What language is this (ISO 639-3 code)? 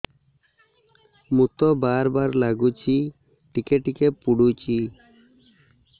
ori